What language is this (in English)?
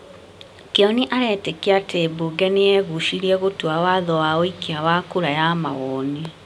Kikuyu